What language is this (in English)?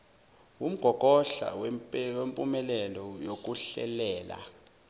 Zulu